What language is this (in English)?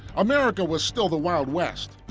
English